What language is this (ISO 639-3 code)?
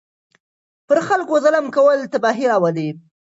pus